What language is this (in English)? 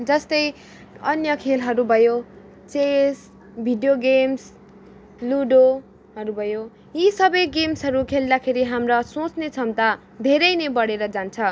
Nepali